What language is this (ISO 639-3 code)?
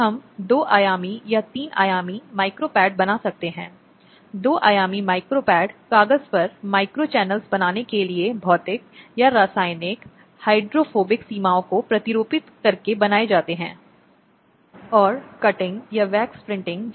hin